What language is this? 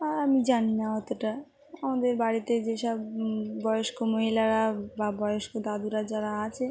Bangla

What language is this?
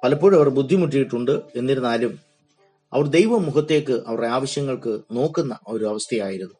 Malayalam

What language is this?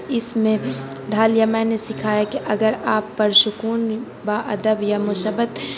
Urdu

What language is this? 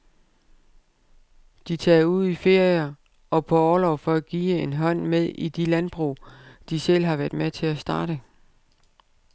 Danish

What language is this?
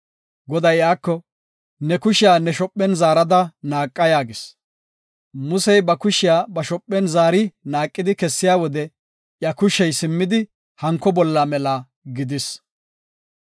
Gofa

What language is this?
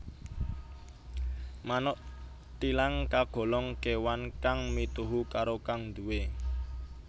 Javanese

